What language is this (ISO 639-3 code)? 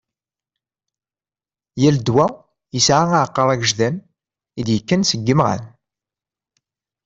kab